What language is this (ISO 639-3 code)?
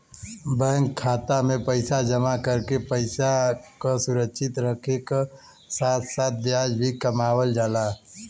bho